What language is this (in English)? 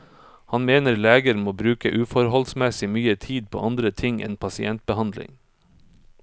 Norwegian